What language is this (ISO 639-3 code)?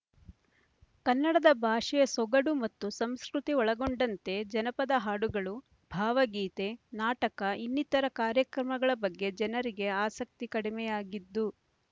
kan